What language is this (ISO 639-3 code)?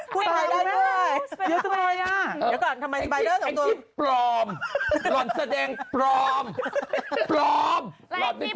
tha